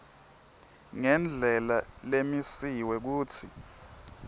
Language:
Swati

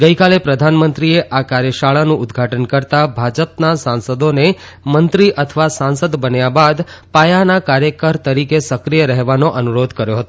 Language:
Gujarati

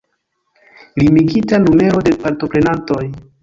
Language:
Esperanto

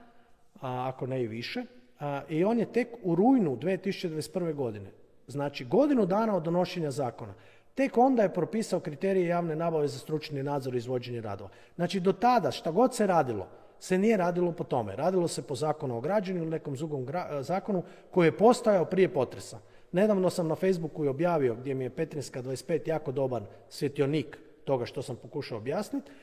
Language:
Croatian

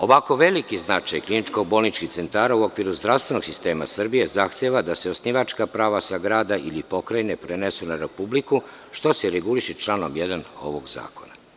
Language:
Serbian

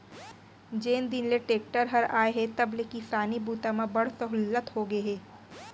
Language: Chhattisgarhi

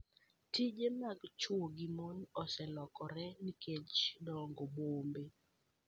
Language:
Luo (Kenya and Tanzania)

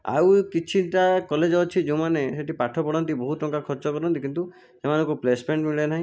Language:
Odia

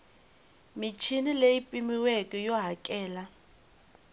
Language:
Tsonga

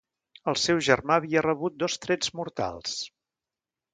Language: Catalan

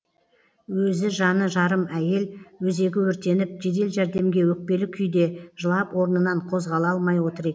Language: Kazakh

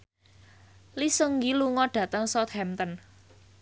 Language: Javanese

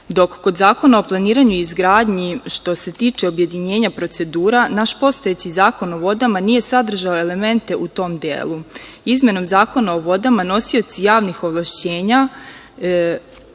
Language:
Serbian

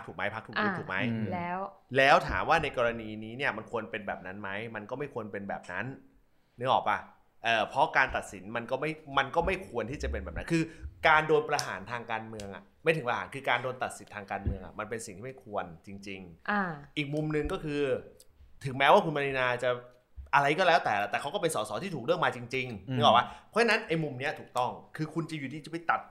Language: Thai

